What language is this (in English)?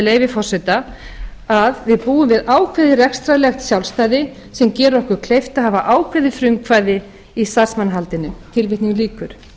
Icelandic